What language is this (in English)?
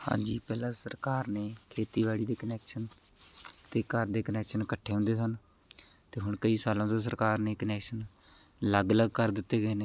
Punjabi